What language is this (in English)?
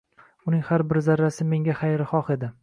Uzbek